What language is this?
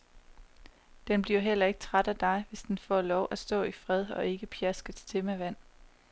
Danish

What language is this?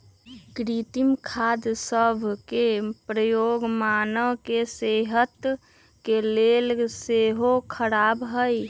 Magahi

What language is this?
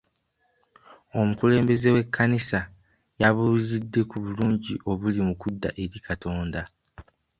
Ganda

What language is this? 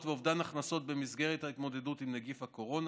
Hebrew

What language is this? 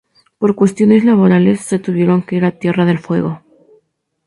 Spanish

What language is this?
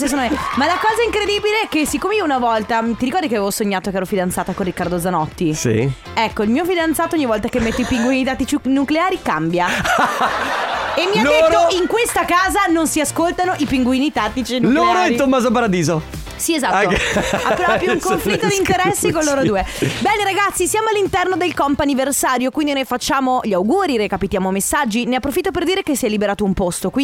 Italian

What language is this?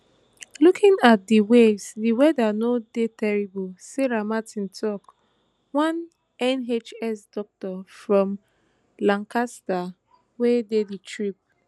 Nigerian Pidgin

